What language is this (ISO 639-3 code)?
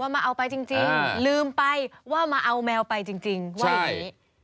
tha